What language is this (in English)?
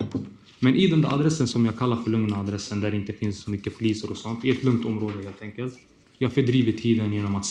Swedish